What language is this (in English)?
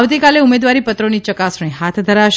Gujarati